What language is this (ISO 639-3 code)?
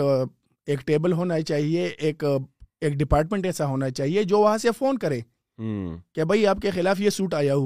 urd